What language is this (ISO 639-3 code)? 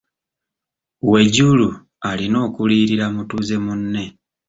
lug